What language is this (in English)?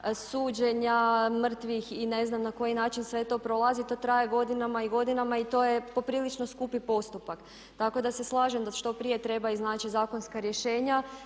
Croatian